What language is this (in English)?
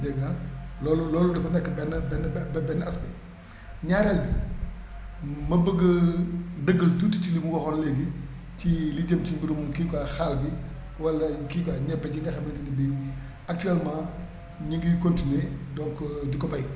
Wolof